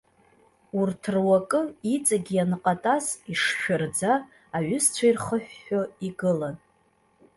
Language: Abkhazian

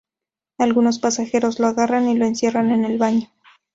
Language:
Spanish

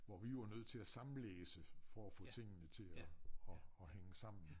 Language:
Danish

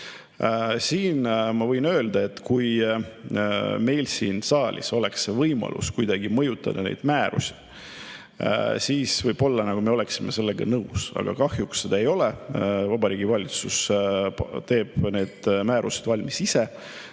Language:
Estonian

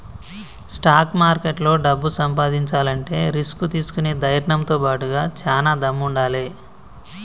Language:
Telugu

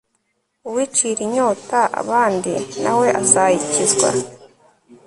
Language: Kinyarwanda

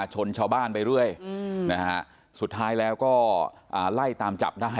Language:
Thai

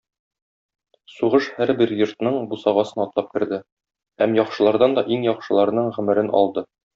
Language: Tatar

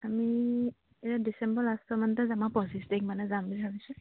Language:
Assamese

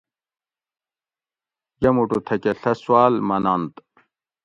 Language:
Gawri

